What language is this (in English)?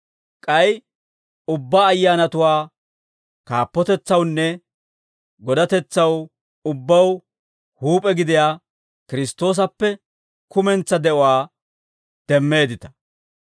Dawro